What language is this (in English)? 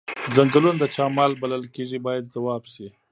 Pashto